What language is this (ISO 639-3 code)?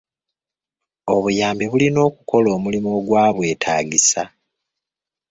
lug